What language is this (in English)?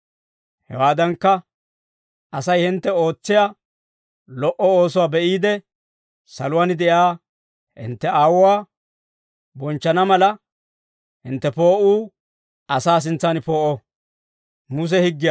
Dawro